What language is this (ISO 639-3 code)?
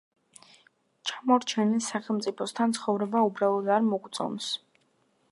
kat